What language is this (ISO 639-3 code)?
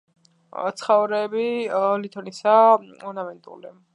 kat